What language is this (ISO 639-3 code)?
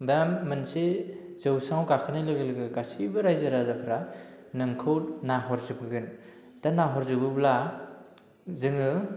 brx